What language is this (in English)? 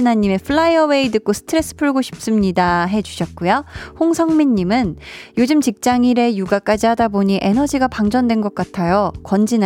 Korean